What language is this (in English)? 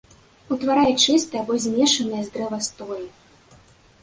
Belarusian